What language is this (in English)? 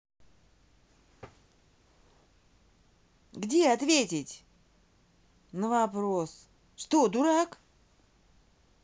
Russian